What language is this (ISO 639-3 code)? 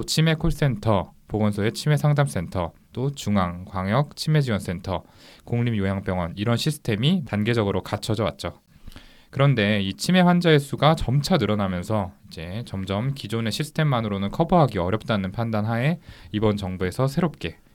kor